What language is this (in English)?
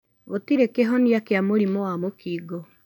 Kikuyu